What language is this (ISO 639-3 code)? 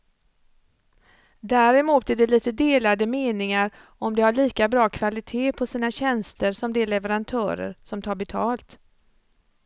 swe